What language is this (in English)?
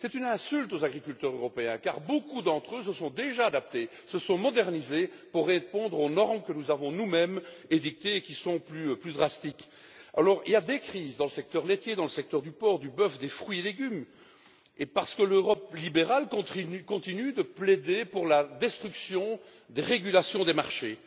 French